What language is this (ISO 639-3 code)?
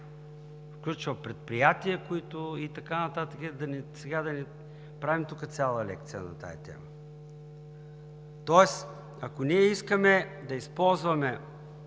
bul